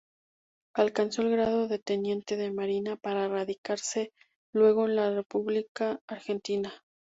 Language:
Spanish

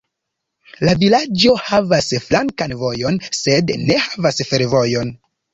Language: Esperanto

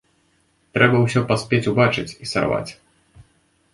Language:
Belarusian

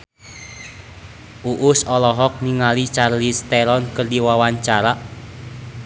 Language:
Sundanese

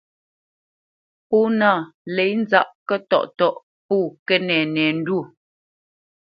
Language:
Bamenyam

